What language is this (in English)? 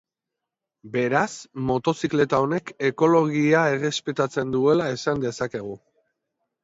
Basque